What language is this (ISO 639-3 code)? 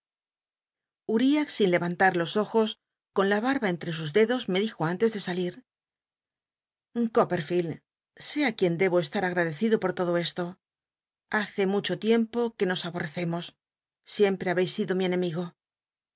spa